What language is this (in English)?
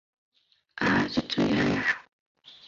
Chinese